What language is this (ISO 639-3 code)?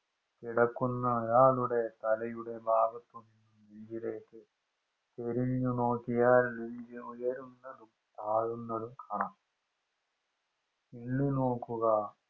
mal